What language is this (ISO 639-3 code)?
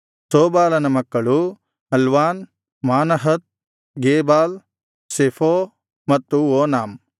kan